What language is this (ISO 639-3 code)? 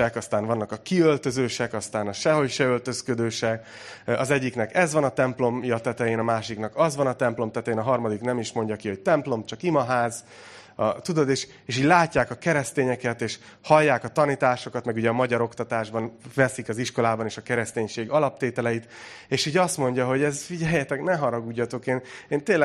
hun